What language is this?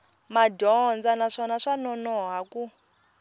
Tsonga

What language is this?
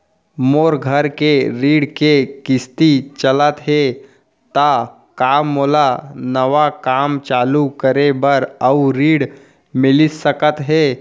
Chhattisgarhi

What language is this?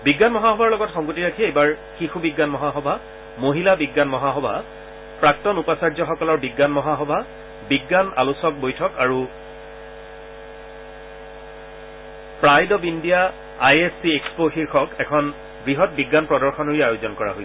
Assamese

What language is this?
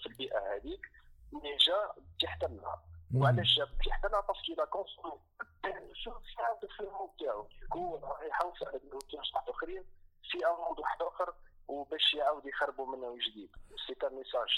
Arabic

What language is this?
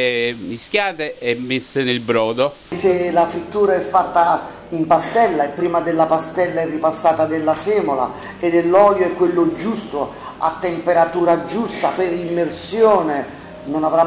Italian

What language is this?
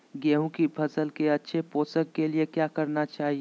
Magahi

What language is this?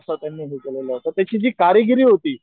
Marathi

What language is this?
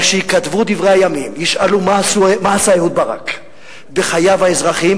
Hebrew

